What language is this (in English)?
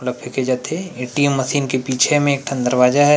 Chhattisgarhi